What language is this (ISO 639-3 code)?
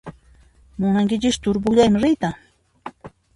qxp